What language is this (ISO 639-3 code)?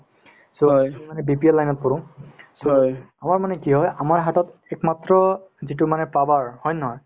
asm